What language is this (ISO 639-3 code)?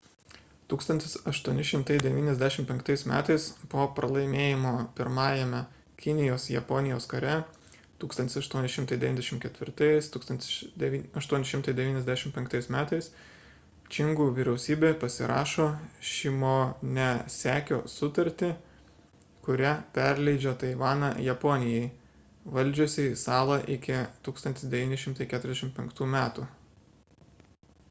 lit